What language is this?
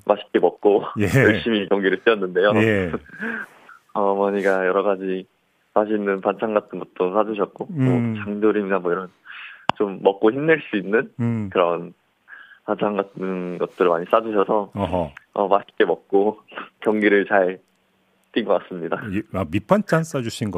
Korean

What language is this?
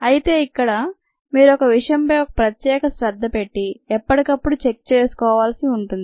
Telugu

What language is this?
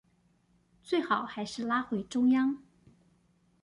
Chinese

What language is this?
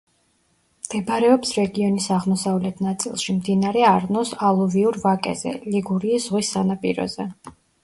Georgian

